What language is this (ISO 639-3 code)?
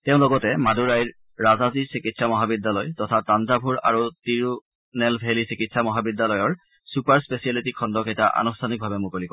asm